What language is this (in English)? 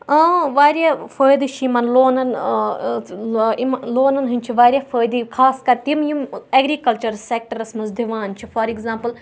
Kashmiri